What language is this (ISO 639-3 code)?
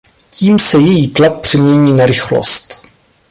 ces